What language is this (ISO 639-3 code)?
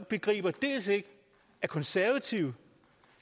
dan